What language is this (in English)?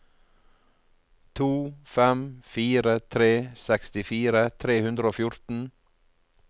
Norwegian